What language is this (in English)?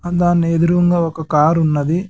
Telugu